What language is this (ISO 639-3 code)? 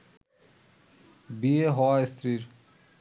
ben